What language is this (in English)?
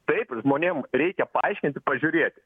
Lithuanian